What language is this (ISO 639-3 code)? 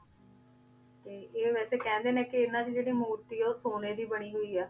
pan